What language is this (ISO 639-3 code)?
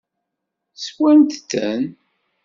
kab